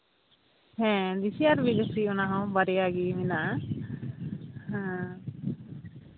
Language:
Santali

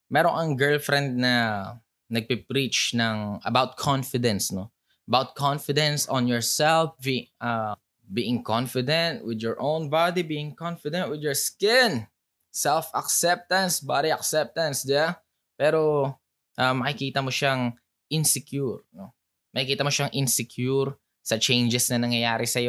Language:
Filipino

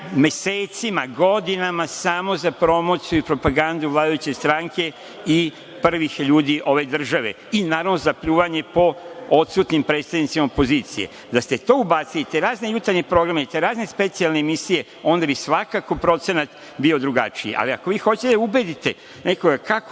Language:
Serbian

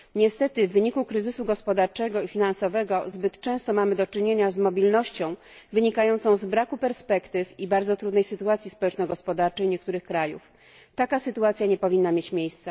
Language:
Polish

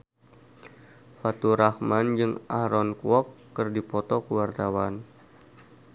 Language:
Sundanese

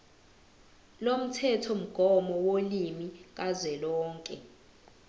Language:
Zulu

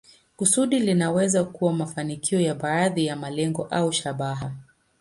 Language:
Swahili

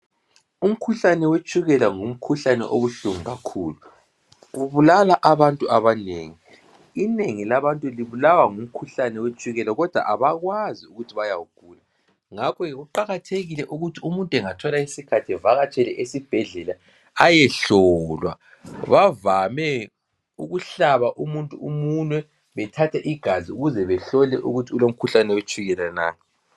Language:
North Ndebele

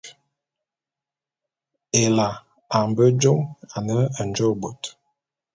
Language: Bulu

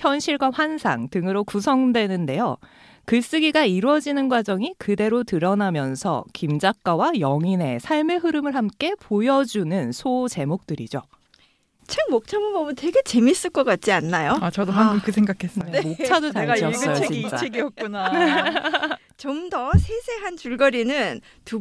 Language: Korean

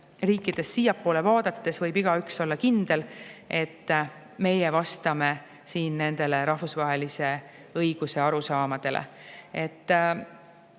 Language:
Estonian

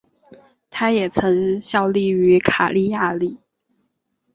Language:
Chinese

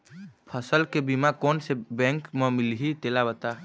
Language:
Chhattisgarhi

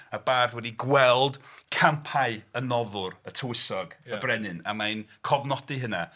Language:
Welsh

